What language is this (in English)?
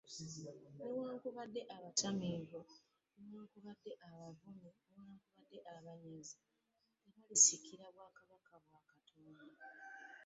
Ganda